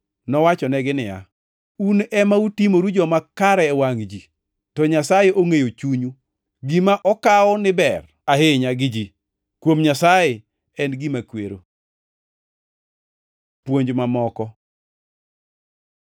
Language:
Luo (Kenya and Tanzania)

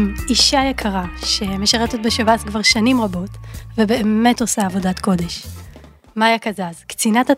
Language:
Hebrew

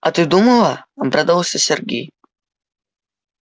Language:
Russian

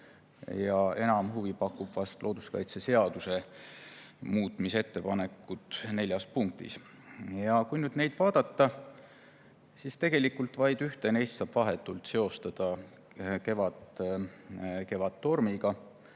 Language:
Estonian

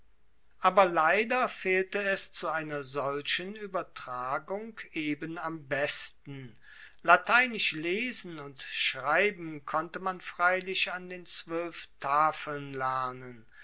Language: German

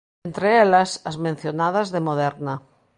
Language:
Galician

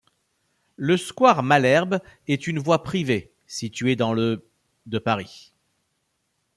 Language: French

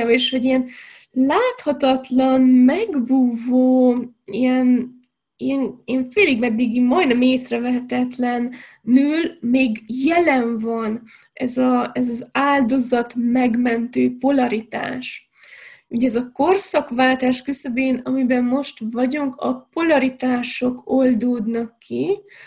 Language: Hungarian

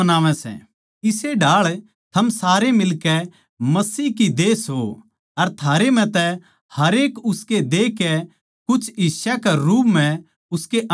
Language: Haryanvi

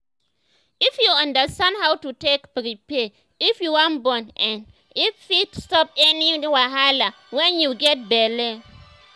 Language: Nigerian Pidgin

